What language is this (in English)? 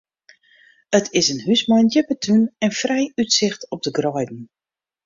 Western Frisian